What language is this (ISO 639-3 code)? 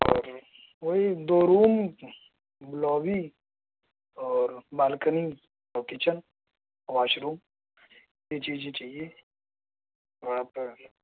urd